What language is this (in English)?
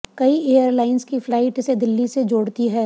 Hindi